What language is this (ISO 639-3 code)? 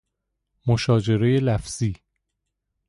fas